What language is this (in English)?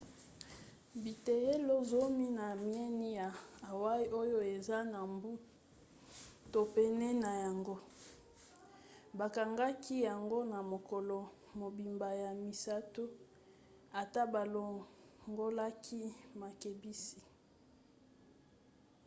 Lingala